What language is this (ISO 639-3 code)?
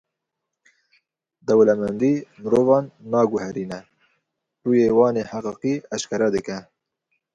kur